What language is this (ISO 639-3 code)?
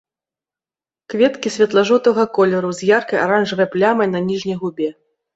bel